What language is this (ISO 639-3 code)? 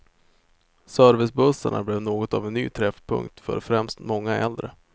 swe